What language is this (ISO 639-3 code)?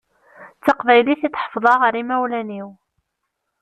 kab